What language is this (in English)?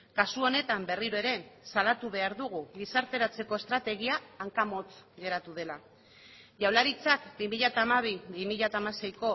Basque